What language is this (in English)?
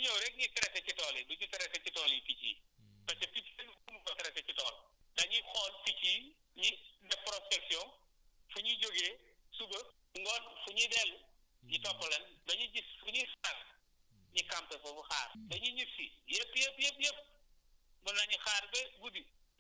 Wolof